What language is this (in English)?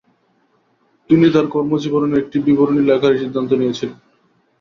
Bangla